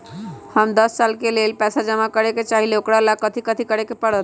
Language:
Magahi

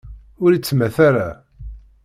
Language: Kabyle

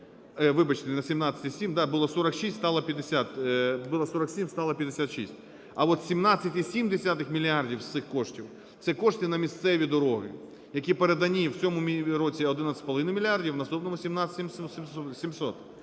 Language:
Ukrainian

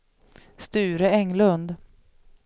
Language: Swedish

